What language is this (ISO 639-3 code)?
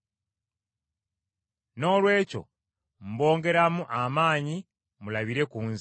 lug